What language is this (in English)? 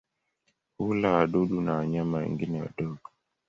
Swahili